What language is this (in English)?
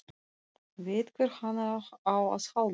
Icelandic